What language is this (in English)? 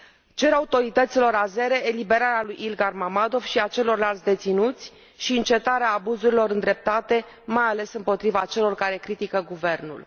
Romanian